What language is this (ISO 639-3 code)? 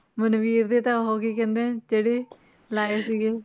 pan